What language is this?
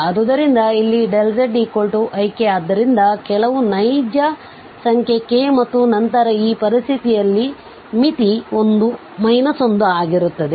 Kannada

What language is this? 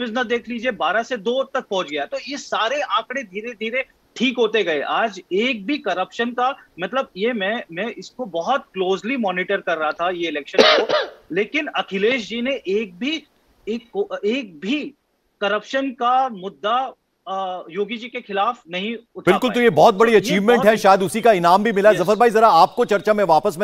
Hindi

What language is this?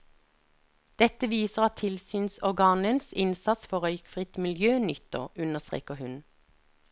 Norwegian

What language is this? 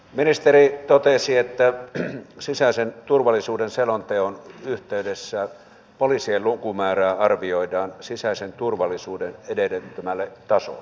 Finnish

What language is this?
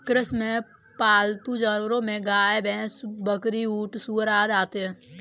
Hindi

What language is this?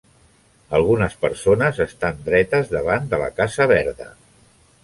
Catalan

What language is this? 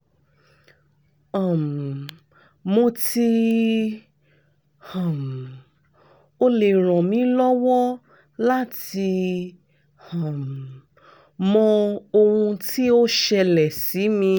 Yoruba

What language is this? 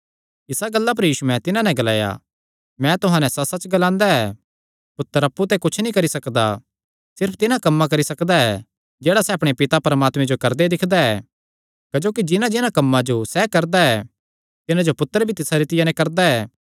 Kangri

